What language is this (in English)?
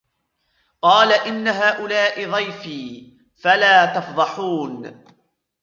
Arabic